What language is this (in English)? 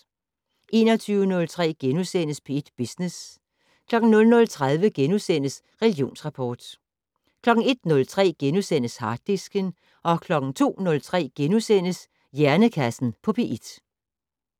Danish